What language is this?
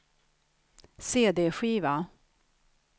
Swedish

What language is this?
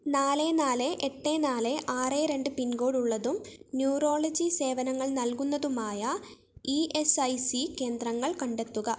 Malayalam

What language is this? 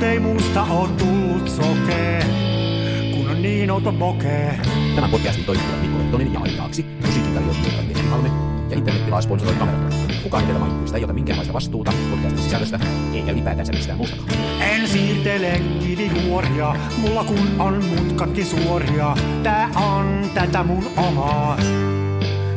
Finnish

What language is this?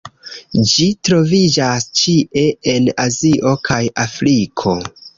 Esperanto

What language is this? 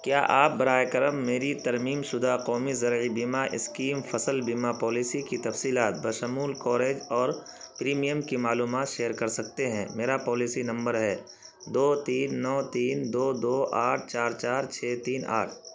Urdu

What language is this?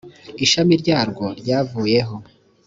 Kinyarwanda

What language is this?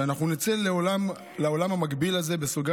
Hebrew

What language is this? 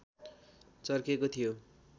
Nepali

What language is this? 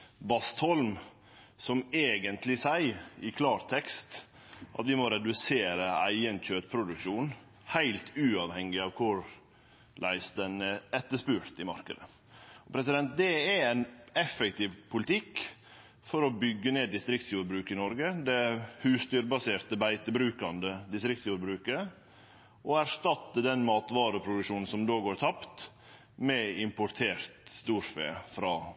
Norwegian Nynorsk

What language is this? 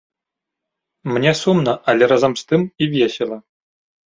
Belarusian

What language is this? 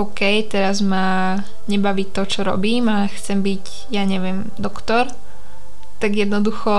Slovak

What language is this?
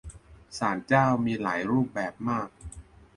Thai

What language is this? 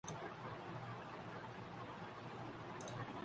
Urdu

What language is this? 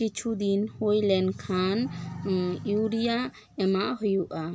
Santali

